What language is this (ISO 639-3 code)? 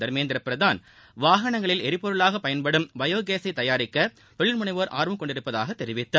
tam